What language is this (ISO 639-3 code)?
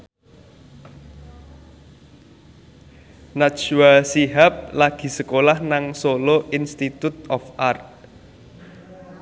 jav